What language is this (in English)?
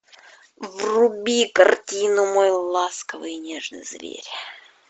Russian